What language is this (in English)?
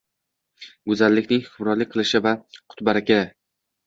Uzbek